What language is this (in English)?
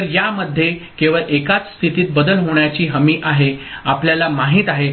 Marathi